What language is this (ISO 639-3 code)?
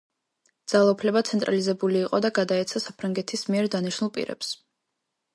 kat